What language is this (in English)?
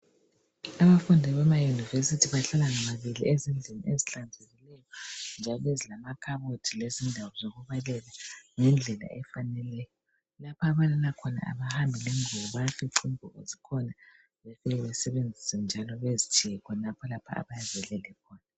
North Ndebele